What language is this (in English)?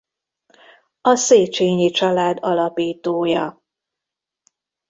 Hungarian